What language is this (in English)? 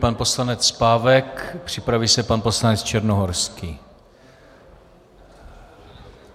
Czech